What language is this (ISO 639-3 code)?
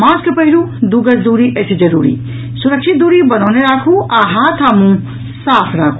mai